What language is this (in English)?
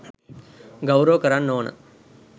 Sinhala